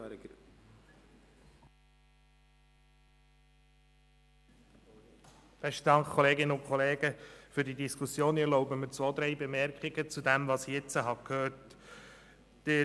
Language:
Swiss German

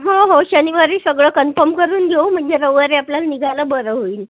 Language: Marathi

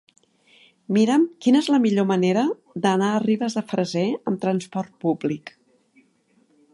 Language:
Catalan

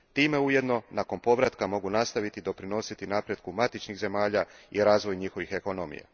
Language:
Croatian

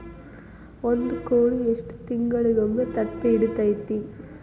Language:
Kannada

